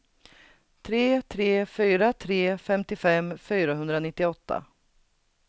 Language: Swedish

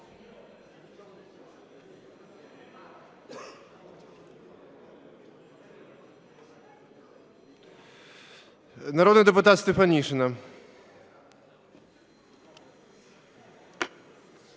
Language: Ukrainian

